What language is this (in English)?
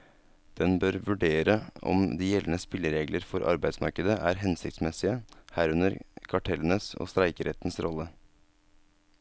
Norwegian